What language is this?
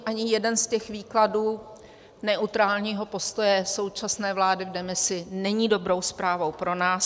Czech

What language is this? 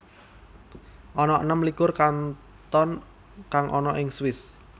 Javanese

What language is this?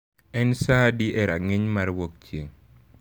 Luo (Kenya and Tanzania)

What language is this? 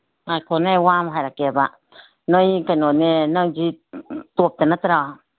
Manipuri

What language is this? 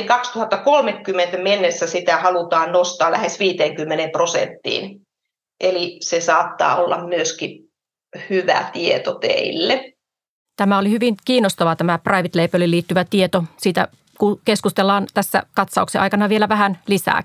Finnish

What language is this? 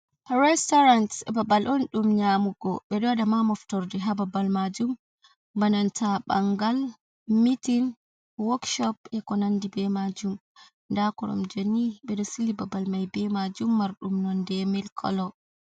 Fula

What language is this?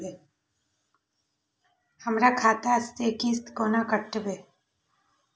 Maithili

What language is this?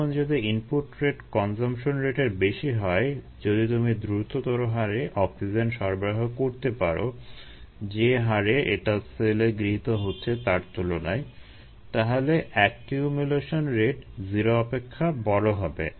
Bangla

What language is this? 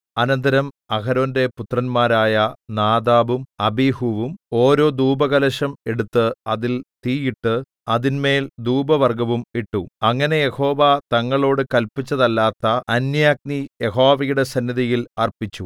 Malayalam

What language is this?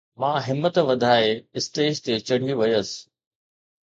Sindhi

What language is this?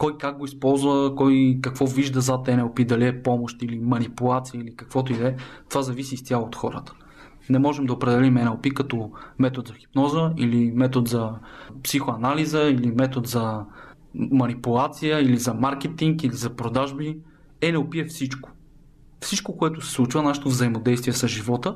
Bulgarian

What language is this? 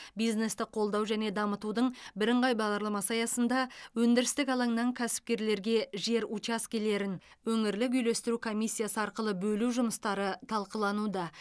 Kazakh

